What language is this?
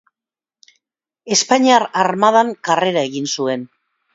Basque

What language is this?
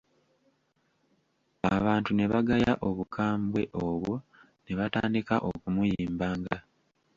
Ganda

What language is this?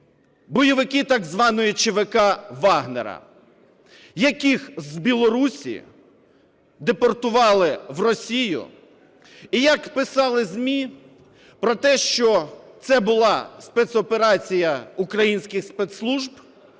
Ukrainian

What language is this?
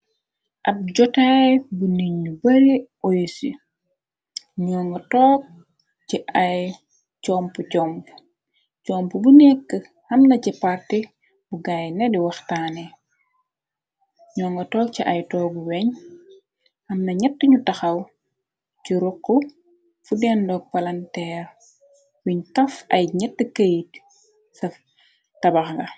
Wolof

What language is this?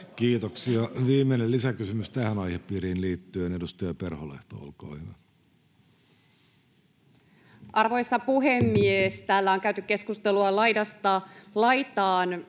Finnish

